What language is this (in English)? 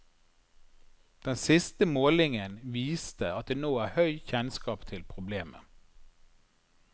Norwegian